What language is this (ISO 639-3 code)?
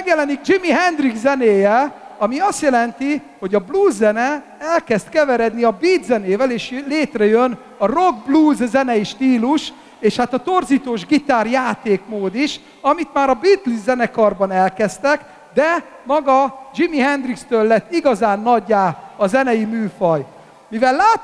hun